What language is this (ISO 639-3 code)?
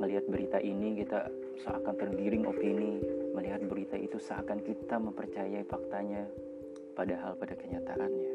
ind